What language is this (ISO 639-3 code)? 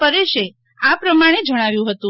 guj